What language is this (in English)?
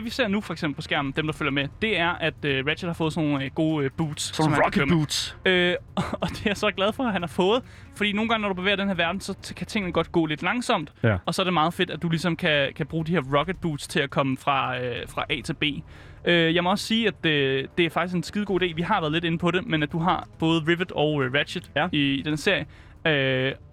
Danish